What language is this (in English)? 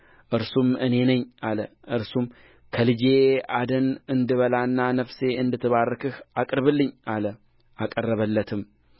Amharic